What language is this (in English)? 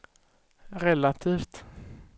Swedish